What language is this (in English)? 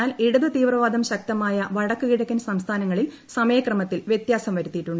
Malayalam